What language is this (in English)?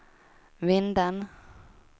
Swedish